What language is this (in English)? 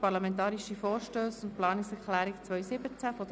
Swiss German